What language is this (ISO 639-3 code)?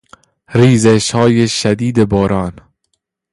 fas